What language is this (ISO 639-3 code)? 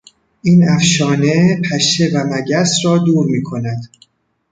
fas